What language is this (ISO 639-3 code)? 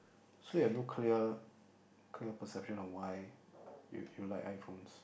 eng